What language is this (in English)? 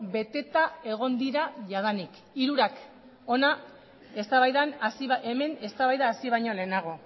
Basque